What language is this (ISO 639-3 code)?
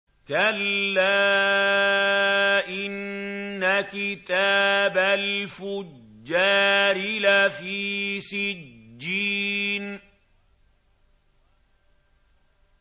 ara